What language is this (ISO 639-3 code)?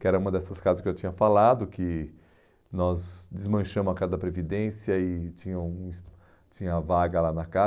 por